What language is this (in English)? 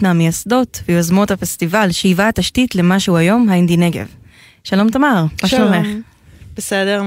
Hebrew